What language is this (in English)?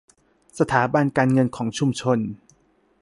Thai